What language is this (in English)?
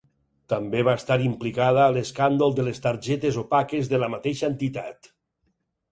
Catalan